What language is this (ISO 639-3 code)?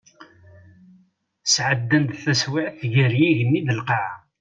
kab